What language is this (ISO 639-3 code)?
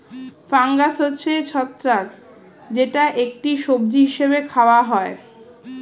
ben